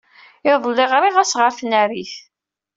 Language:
Kabyle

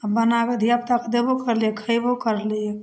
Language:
Maithili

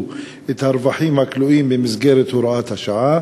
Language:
Hebrew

